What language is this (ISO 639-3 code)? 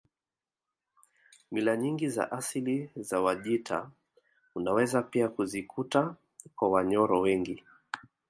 swa